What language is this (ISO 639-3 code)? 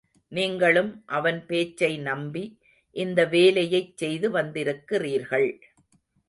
tam